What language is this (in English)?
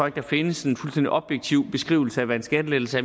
Danish